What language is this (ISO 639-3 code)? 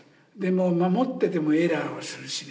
jpn